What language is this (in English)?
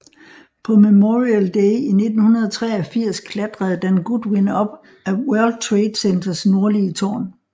Danish